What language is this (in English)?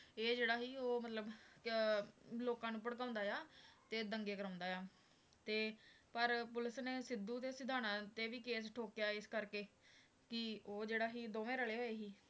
Punjabi